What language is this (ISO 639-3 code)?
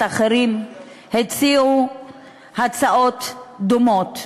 heb